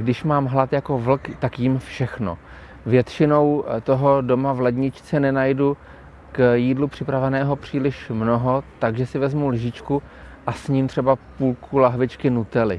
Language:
Czech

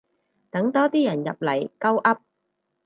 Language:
Cantonese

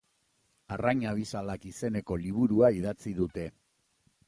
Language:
Basque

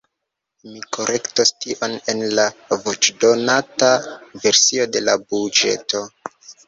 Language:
Esperanto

